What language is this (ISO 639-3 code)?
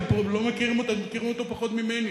heb